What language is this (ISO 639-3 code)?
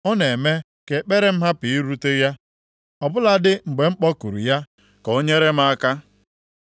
ibo